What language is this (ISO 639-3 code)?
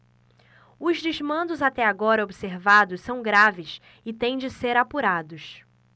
por